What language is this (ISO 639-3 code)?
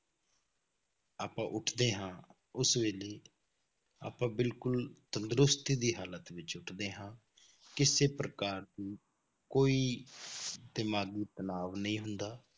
pan